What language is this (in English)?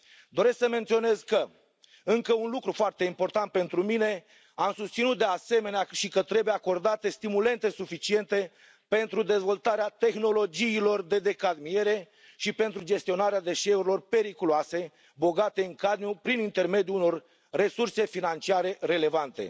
Romanian